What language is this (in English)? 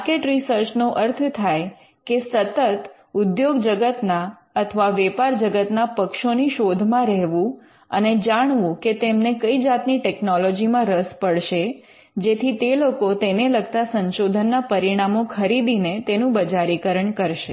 Gujarati